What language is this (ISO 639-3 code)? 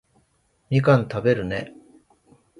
jpn